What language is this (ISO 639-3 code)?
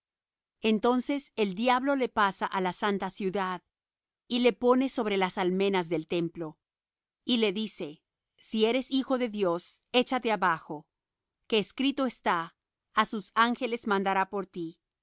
spa